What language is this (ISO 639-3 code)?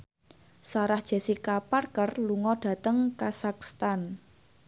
jav